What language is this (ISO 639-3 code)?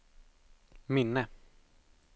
swe